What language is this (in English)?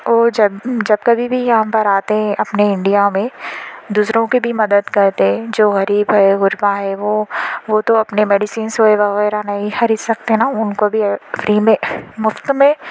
Urdu